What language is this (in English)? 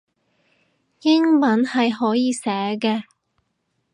Cantonese